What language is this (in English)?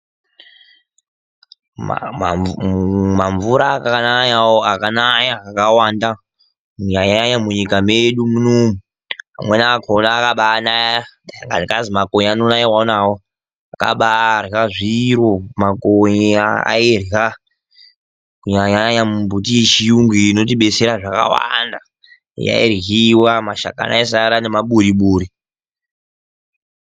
Ndau